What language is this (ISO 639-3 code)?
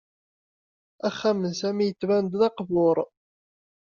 kab